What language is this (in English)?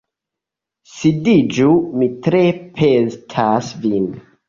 Esperanto